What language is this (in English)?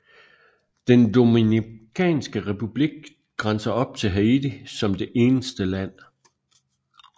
Danish